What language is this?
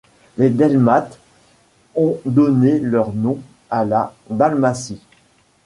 French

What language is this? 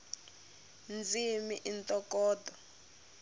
Tsonga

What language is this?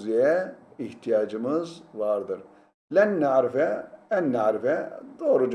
Turkish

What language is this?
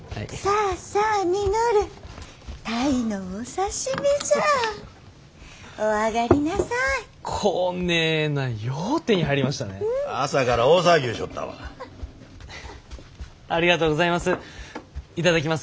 Japanese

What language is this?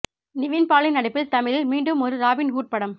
Tamil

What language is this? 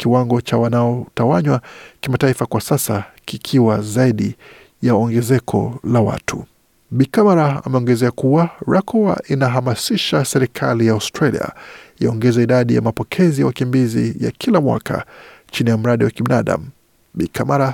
Swahili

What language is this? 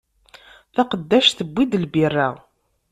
Kabyle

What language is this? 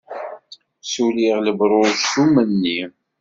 Kabyle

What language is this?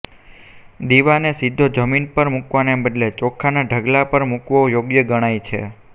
Gujarati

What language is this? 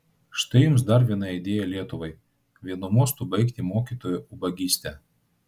Lithuanian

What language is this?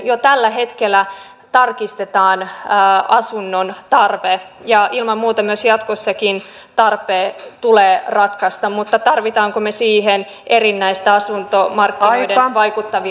Finnish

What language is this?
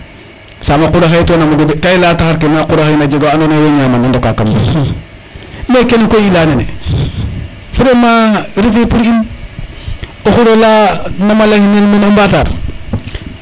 Serer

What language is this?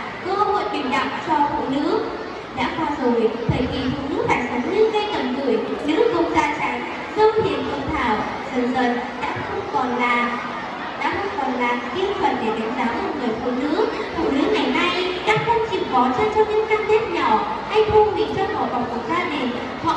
Vietnamese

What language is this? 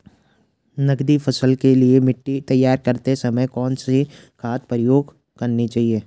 Hindi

